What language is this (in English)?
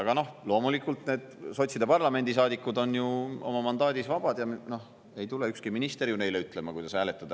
Estonian